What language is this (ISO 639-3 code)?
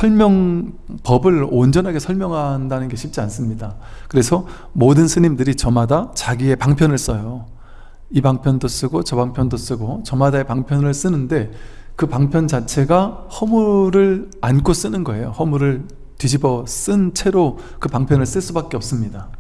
kor